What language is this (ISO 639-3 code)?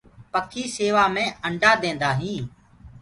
ggg